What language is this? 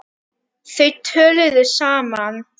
Icelandic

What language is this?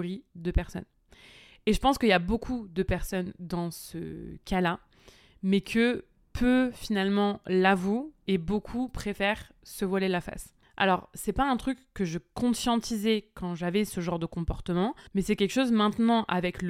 French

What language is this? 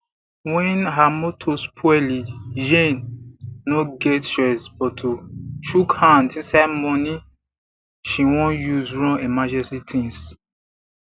Nigerian Pidgin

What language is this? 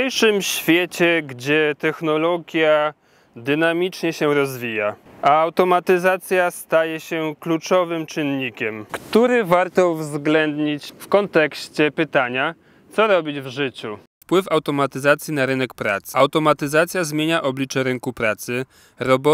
Polish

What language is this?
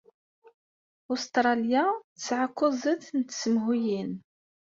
Kabyle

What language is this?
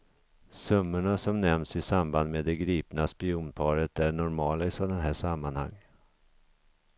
Swedish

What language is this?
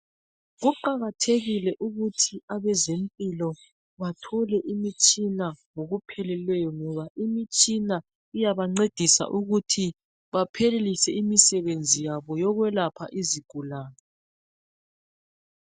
North Ndebele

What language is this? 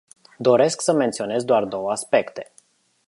Romanian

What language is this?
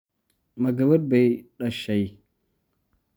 Somali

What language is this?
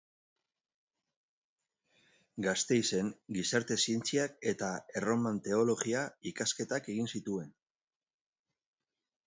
Basque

